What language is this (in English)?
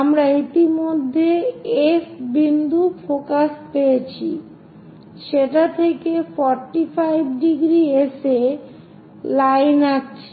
Bangla